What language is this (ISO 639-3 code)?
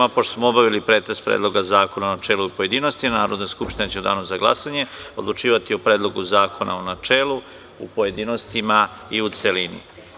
srp